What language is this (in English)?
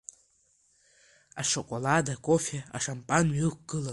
Abkhazian